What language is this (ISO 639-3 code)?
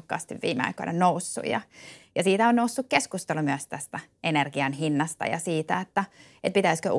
fin